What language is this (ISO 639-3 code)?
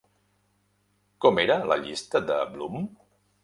cat